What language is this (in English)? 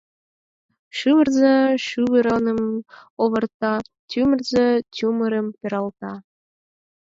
Mari